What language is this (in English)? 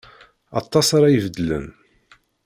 Kabyle